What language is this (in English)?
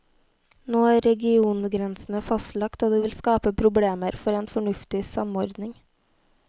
Norwegian